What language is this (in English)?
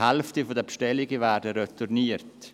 Swiss German